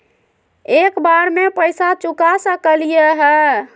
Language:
Magahi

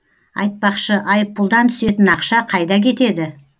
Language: Kazakh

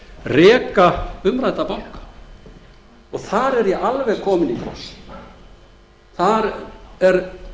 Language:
Icelandic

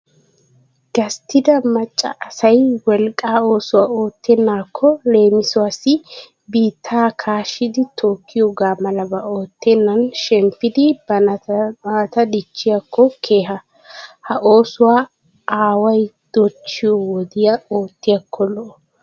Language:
Wolaytta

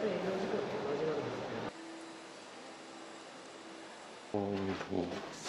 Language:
Japanese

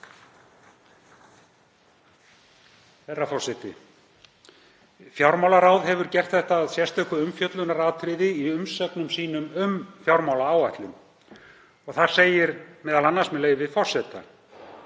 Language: Icelandic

